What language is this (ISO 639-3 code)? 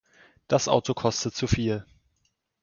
deu